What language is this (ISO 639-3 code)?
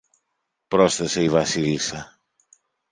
ell